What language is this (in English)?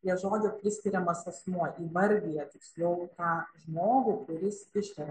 Lithuanian